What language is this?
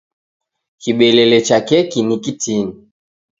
Taita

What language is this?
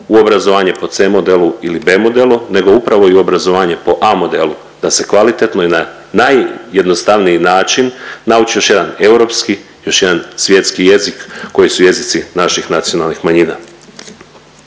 Croatian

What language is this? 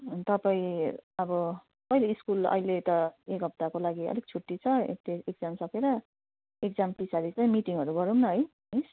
Nepali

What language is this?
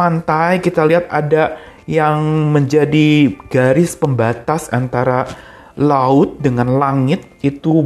Indonesian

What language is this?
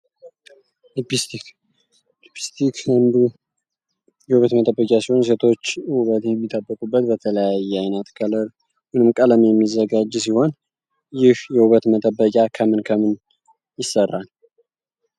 Amharic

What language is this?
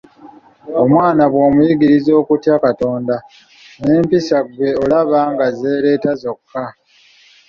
Ganda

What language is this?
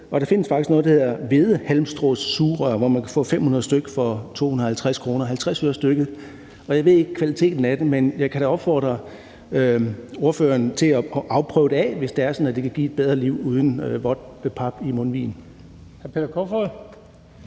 Danish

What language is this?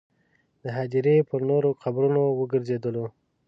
Pashto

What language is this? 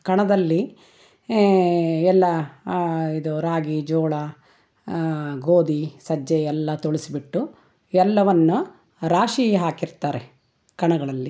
Kannada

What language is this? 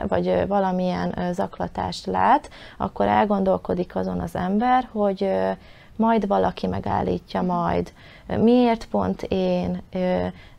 Hungarian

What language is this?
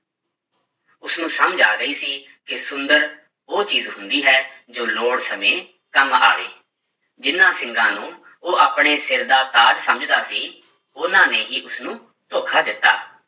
Punjabi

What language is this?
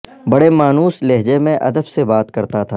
Urdu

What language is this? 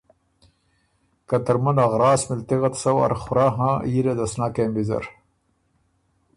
Ormuri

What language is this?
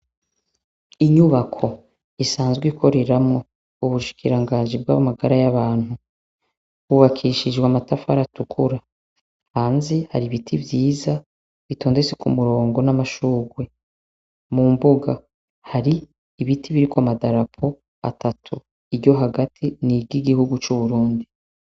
Rundi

